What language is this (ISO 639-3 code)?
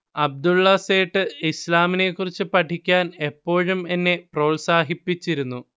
mal